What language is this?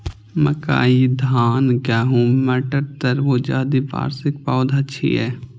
Maithili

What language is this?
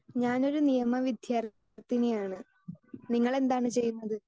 Malayalam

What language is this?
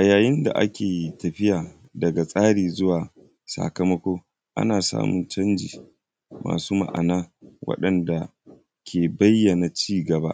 Hausa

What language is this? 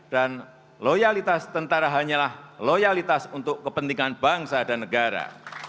Indonesian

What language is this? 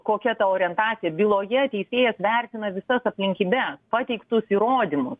Lithuanian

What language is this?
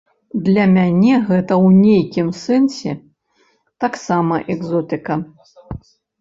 Belarusian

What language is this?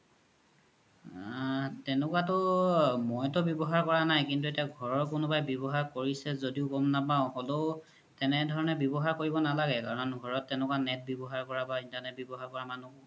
Assamese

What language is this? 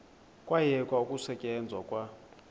Xhosa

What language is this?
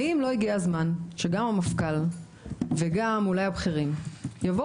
Hebrew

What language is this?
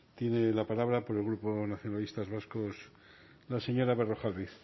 Spanish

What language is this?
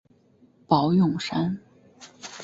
Chinese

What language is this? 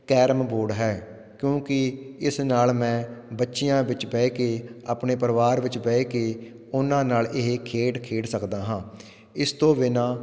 Punjabi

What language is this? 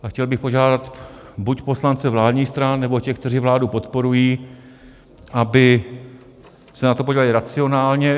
Czech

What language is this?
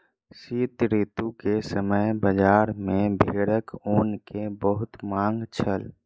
Maithili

